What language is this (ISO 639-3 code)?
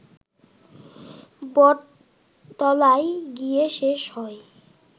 ben